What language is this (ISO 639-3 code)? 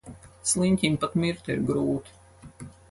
lav